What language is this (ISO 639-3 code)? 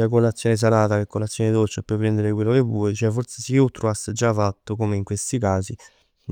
nap